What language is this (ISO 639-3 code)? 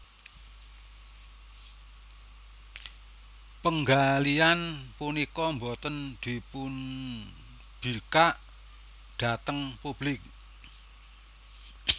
jav